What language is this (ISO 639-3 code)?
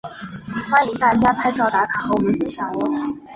zho